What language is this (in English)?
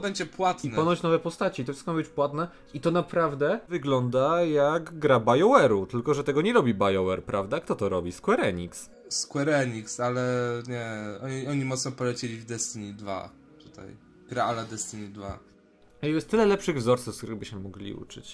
Polish